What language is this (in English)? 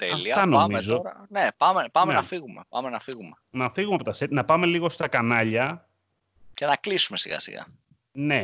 Greek